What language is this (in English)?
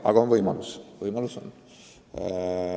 Estonian